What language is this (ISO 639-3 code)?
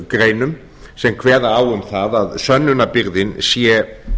isl